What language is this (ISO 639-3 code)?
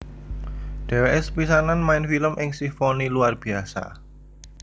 jav